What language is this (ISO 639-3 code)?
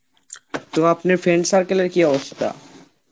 ben